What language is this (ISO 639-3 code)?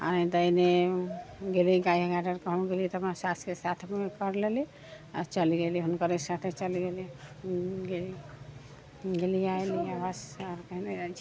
mai